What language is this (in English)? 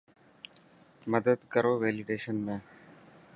Dhatki